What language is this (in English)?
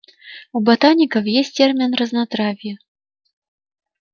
Russian